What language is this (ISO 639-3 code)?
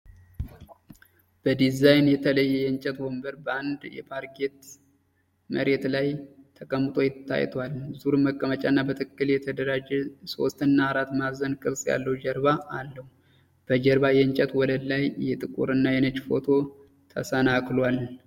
amh